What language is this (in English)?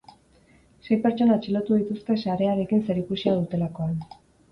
Basque